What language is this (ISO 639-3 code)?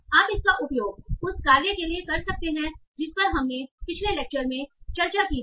hin